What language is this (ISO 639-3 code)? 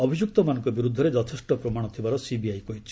ori